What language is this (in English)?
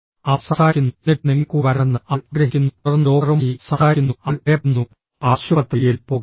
Malayalam